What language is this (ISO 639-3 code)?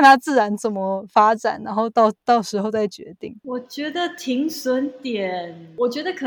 zho